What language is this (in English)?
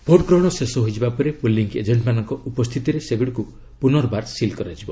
Odia